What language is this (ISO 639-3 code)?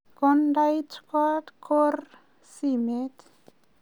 kln